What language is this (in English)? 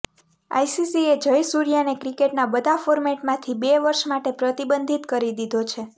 Gujarati